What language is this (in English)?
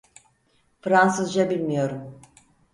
Turkish